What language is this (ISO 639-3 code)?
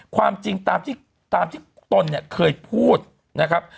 tha